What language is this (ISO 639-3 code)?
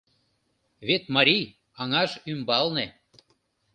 chm